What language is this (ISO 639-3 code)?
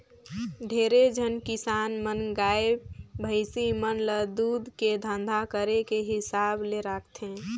hne